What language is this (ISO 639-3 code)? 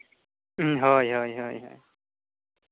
sat